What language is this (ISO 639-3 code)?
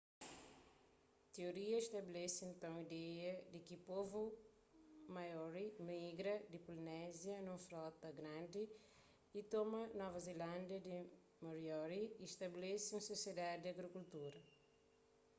kea